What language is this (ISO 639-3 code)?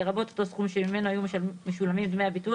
heb